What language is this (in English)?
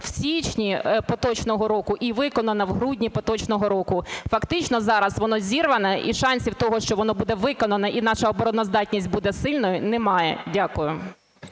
Ukrainian